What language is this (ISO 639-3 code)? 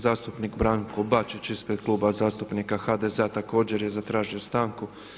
hrv